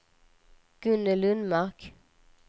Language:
Swedish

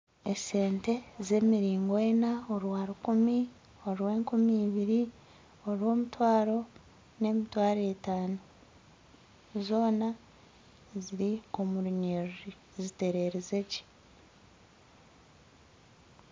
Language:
Nyankole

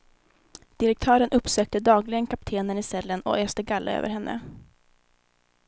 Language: Swedish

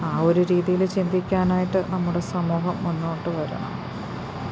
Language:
Malayalam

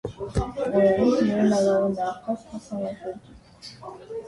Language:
Armenian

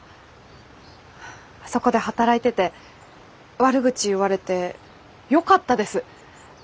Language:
Japanese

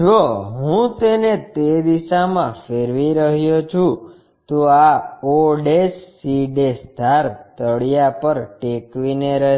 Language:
Gujarati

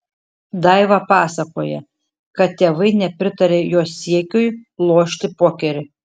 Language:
Lithuanian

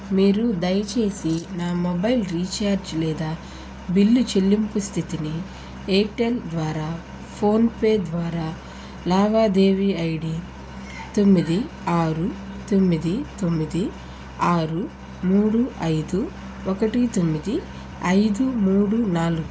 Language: Telugu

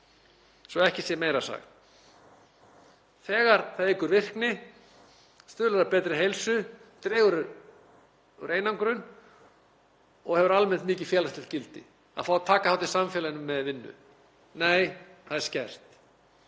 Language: Icelandic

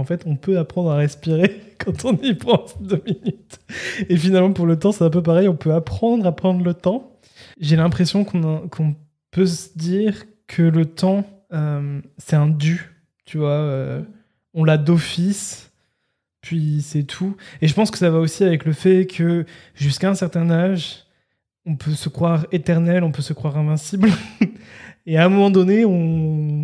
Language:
French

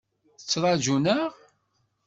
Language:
Kabyle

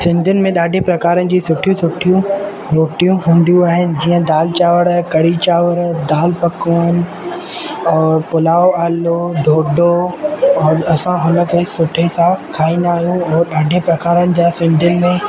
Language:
Sindhi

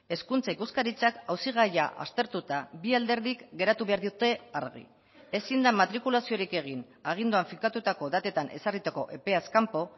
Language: Basque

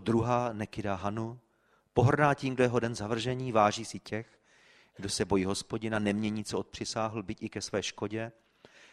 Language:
Czech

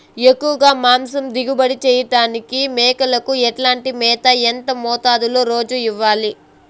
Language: Telugu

